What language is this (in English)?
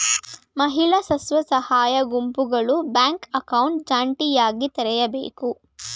Kannada